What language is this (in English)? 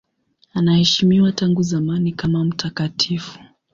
Swahili